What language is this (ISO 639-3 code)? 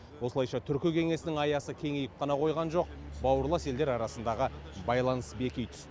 kaz